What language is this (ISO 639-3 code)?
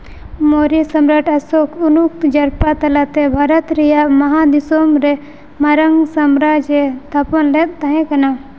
sat